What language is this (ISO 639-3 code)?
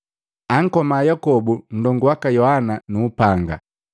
mgv